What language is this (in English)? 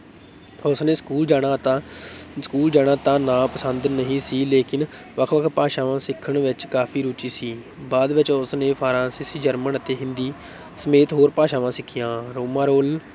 Punjabi